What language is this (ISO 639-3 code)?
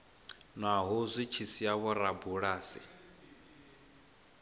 ven